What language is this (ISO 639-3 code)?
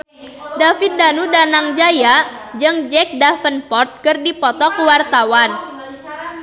sun